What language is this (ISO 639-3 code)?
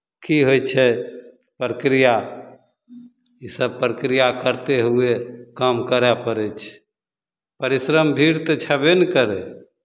mai